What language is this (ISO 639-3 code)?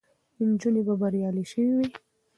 pus